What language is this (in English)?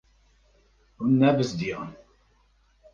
Kurdish